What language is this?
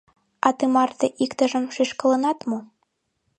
Mari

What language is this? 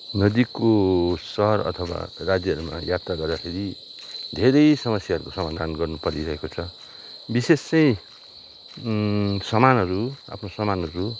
Nepali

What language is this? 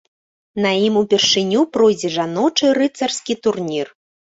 Belarusian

